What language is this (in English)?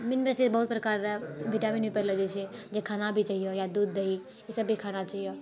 Maithili